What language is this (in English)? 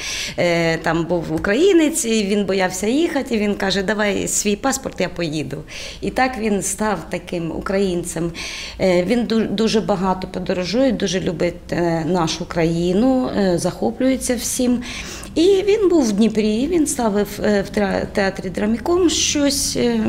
Ukrainian